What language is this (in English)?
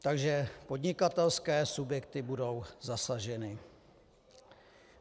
Czech